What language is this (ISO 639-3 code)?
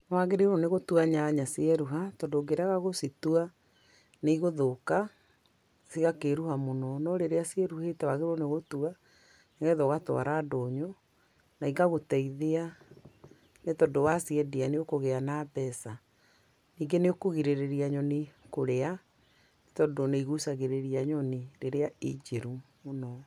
kik